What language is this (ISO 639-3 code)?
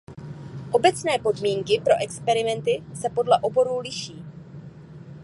ces